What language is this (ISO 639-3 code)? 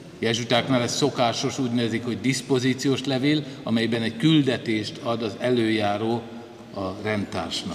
hun